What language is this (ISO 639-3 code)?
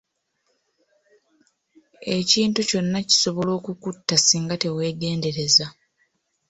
lug